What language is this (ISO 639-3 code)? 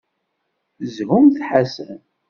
kab